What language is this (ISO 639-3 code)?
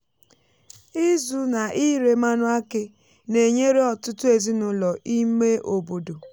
ibo